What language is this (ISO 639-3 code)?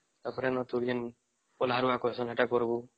ori